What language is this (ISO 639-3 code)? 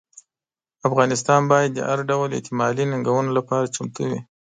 pus